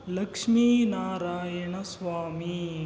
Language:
Kannada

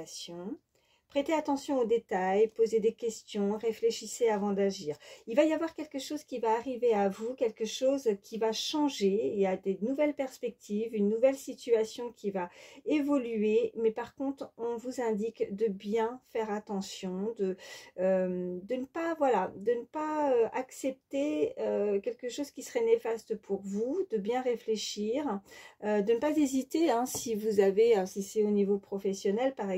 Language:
French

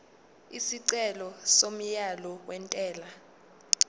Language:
Zulu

